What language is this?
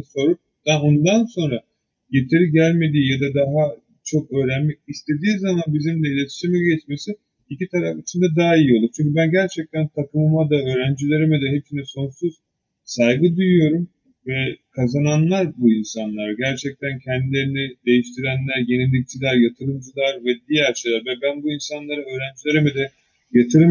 Turkish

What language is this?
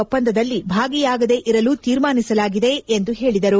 Kannada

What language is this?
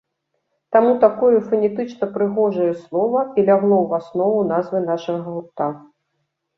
Belarusian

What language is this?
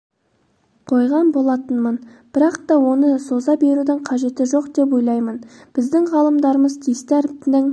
Kazakh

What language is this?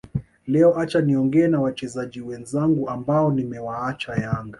Swahili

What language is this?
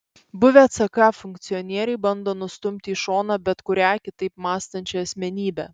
Lithuanian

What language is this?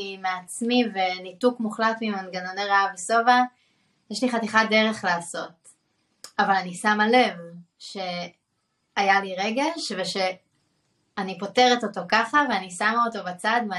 Hebrew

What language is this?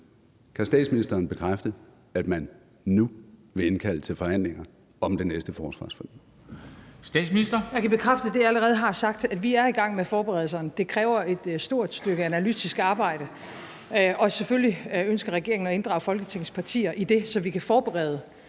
Danish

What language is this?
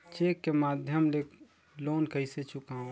Chhattisgarhi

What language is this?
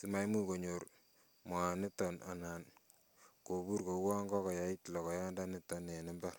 Kalenjin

